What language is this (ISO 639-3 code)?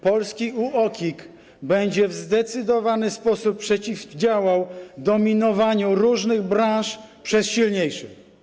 pol